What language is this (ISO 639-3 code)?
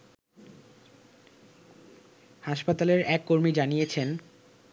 ben